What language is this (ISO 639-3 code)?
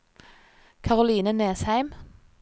nor